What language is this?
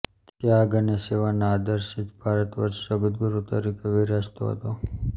Gujarati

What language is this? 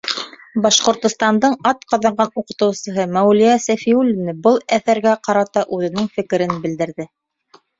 Bashkir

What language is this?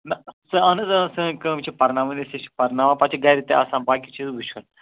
Kashmiri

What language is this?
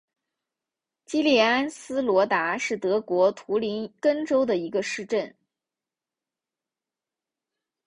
Chinese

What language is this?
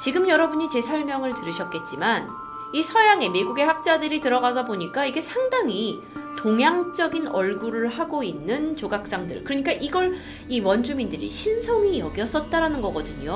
Korean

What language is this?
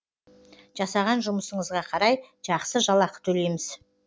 Kazakh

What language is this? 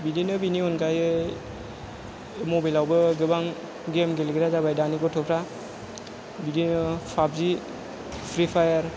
Bodo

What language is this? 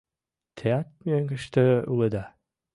Mari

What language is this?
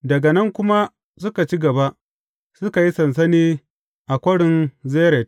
Hausa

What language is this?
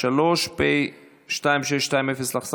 Hebrew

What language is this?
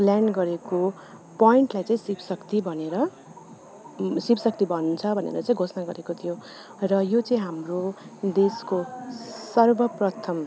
Nepali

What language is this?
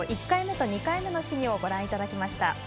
Japanese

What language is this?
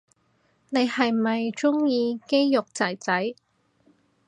Cantonese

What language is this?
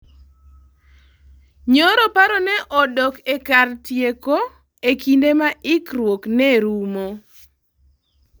Luo (Kenya and Tanzania)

